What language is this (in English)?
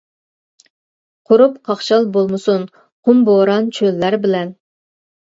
Uyghur